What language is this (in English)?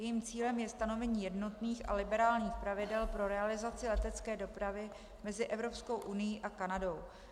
Czech